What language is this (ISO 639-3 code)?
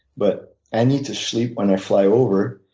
eng